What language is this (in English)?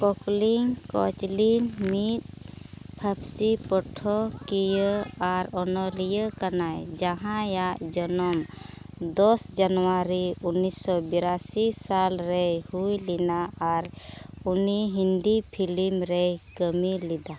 Santali